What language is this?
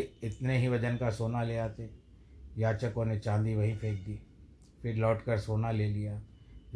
Hindi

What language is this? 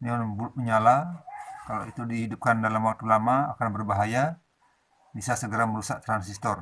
Indonesian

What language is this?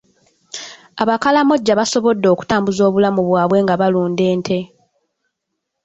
Ganda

